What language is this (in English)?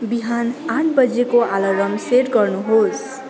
Nepali